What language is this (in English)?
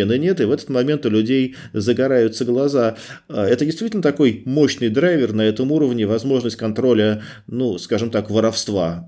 Russian